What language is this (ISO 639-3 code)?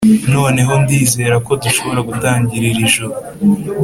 kin